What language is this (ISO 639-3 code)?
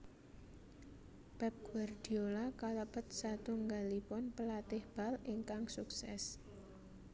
jav